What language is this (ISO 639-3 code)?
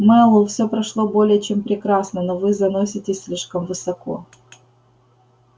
rus